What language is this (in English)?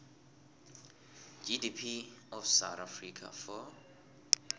South Ndebele